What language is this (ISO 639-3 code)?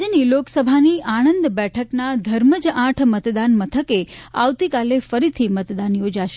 guj